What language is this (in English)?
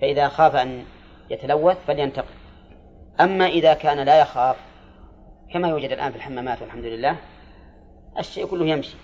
Arabic